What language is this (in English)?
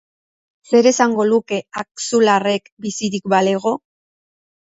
Basque